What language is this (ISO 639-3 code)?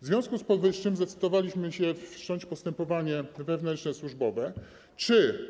pol